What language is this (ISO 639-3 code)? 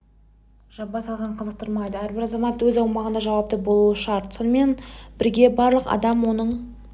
kaz